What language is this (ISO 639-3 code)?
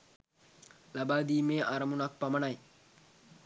sin